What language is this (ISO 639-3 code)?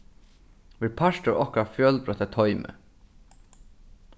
fao